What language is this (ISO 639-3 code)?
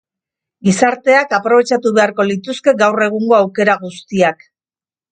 eus